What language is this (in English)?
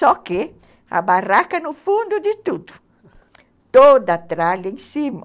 Portuguese